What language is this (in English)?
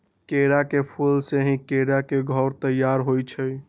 Magahi